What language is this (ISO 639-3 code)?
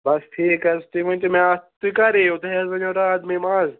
kas